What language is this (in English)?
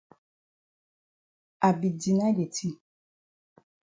Cameroon Pidgin